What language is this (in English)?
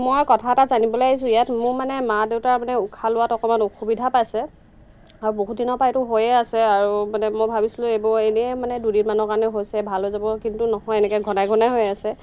Assamese